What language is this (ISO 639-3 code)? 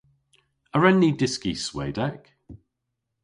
cor